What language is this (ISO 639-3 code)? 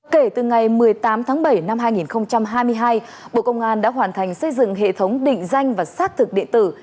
vie